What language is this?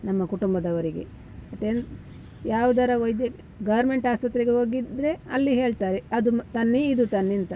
Kannada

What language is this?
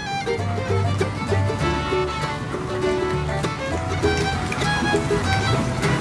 Dutch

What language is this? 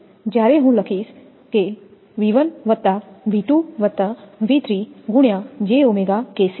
Gujarati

